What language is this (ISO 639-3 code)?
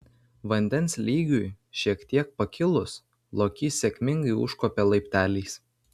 lit